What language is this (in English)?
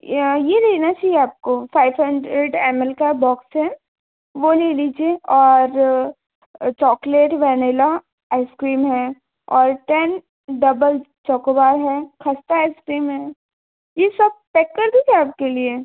Hindi